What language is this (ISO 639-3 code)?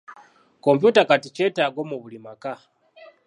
lug